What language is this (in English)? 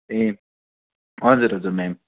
Nepali